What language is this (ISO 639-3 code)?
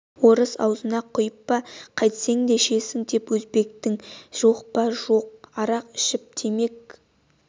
kaz